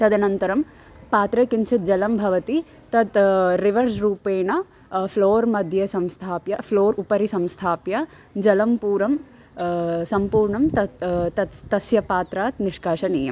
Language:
Sanskrit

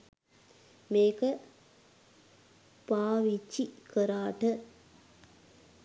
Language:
Sinhala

